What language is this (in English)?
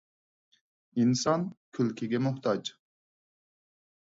Uyghur